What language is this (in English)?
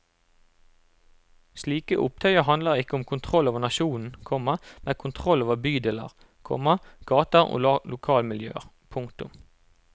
Norwegian